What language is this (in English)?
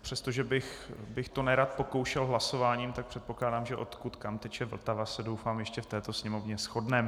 Czech